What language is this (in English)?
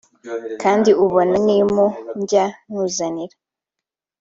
Kinyarwanda